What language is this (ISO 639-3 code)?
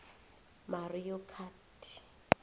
nbl